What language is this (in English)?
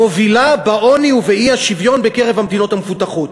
Hebrew